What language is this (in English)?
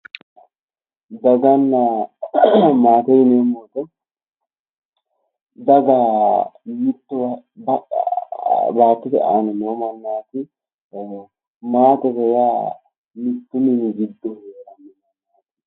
Sidamo